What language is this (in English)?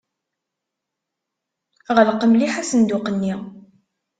Kabyle